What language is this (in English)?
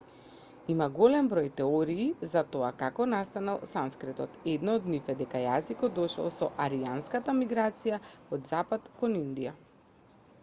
Macedonian